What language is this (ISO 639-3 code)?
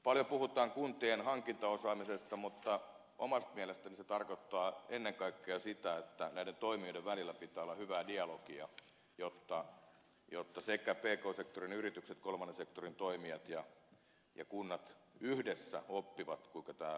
fin